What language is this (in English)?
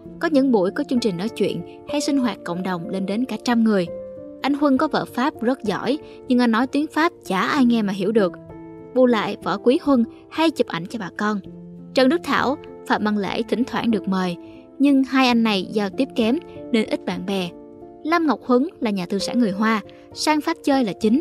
Vietnamese